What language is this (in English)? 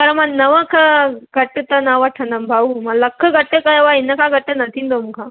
Sindhi